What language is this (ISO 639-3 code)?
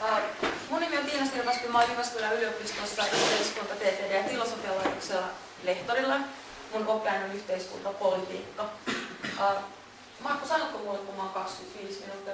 fin